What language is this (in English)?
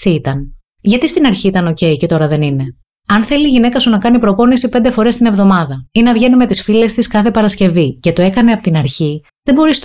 Greek